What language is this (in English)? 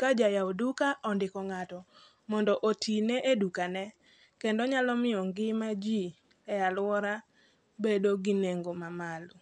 Luo (Kenya and Tanzania)